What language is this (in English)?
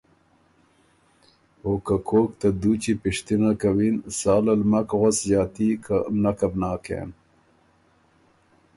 Ormuri